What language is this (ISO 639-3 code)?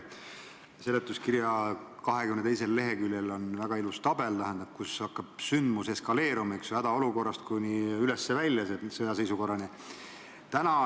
est